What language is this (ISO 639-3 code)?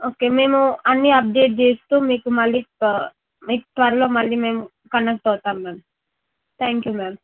tel